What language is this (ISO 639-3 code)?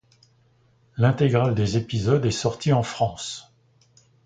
fra